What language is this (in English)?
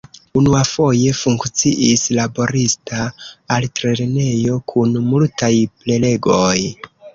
Esperanto